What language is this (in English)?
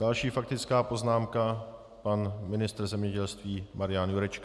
Czech